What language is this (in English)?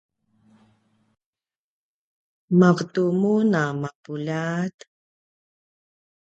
Paiwan